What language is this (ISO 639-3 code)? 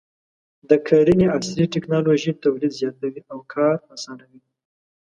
pus